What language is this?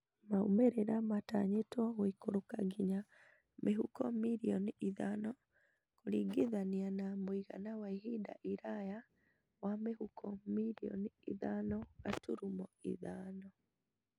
Kikuyu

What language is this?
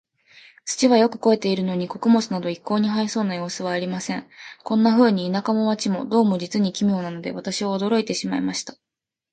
Japanese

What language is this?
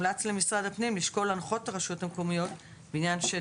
Hebrew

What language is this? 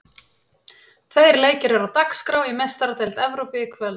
Icelandic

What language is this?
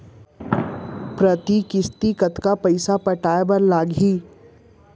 Chhattisgarhi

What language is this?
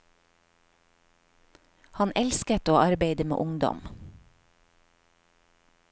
Norwegian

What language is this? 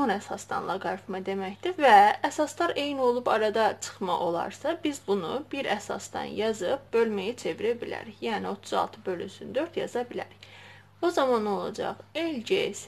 Turkish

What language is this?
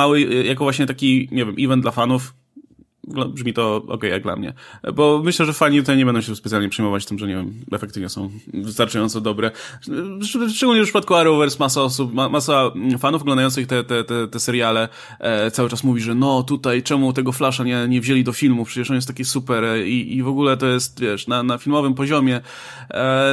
Polish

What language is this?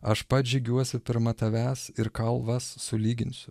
Lithuanian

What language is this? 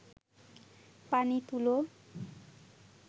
Bangla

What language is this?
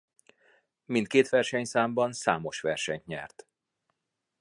Hungarian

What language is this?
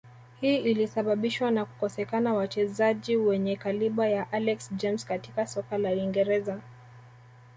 Swahili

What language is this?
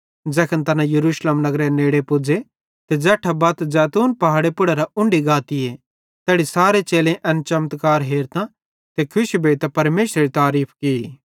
Bhadrawahi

